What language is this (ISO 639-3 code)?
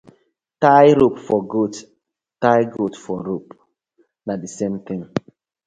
pcm